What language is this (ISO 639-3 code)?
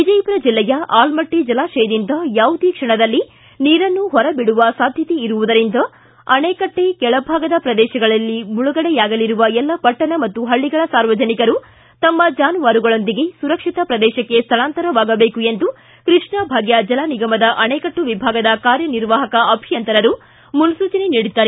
kan